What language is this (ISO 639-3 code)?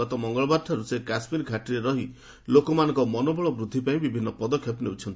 ori